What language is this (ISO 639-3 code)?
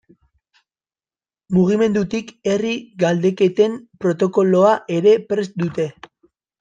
eus